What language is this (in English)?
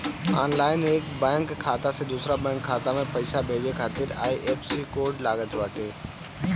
Bhojpuri